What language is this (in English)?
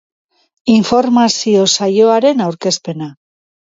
Basque